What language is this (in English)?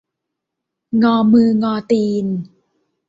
Thai